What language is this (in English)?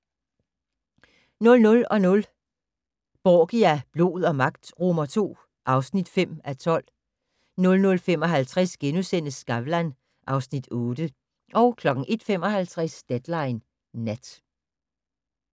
Danish